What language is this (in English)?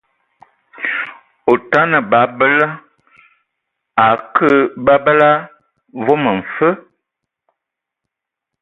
Ewondo